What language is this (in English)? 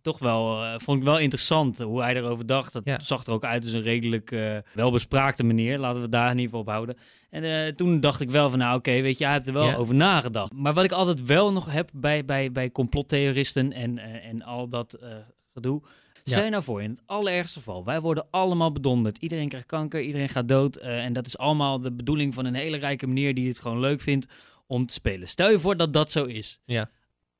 Dutch